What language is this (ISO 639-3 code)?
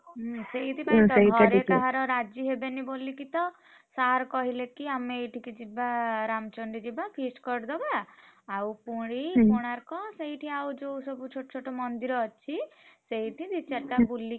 ori